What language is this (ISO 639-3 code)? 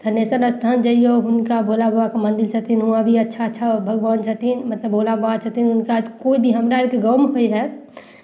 mai